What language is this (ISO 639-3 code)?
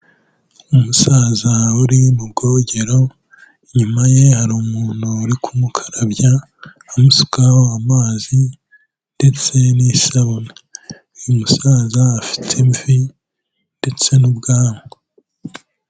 kin